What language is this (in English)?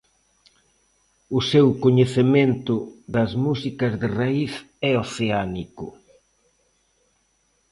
Galician